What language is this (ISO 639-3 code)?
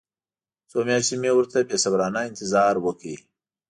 pus